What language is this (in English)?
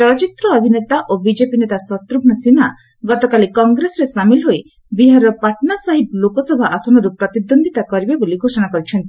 Odia